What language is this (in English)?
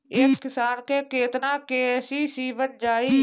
Bhojpuri